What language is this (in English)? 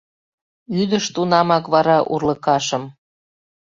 Mari